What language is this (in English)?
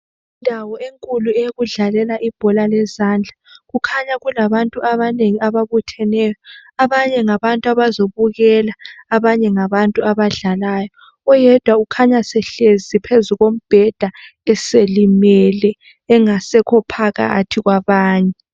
North Ndebele